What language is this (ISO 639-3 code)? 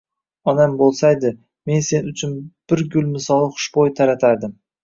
uzb